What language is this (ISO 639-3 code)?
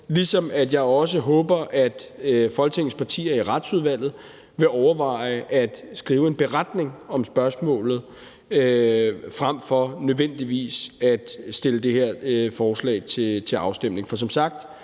dan